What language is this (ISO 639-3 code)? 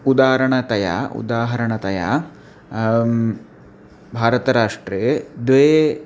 san